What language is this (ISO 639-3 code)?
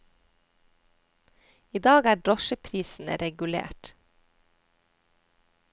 nor